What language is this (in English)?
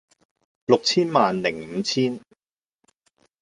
Cantonese